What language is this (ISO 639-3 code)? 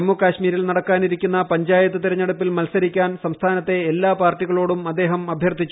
mal